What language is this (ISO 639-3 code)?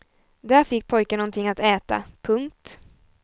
swe